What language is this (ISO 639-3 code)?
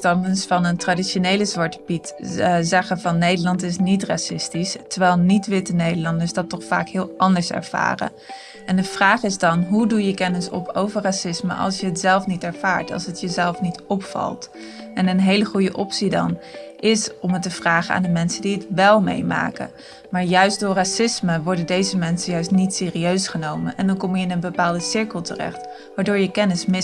nld